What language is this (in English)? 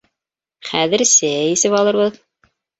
Bashkir